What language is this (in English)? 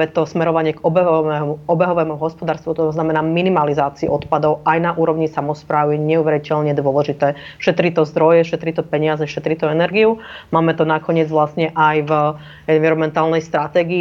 Slovak